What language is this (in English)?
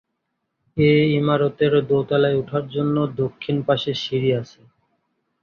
Bangla